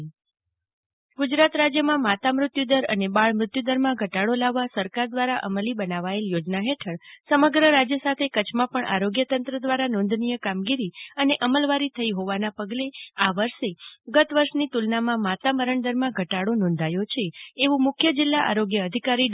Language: Gujarati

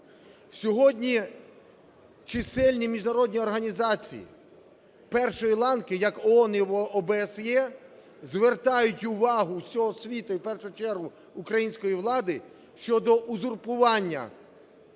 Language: Ukrainian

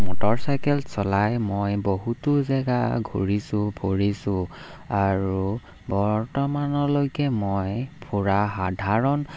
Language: Assamese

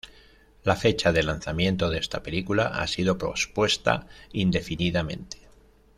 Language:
Spanish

